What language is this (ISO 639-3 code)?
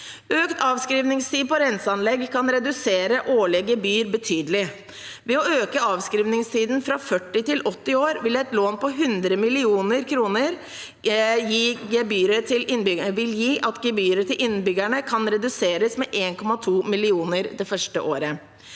nor